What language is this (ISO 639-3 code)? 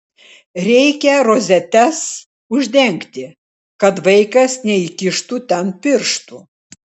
lit